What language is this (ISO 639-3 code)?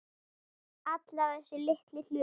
isl